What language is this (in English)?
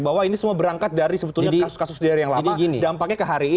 Indonesian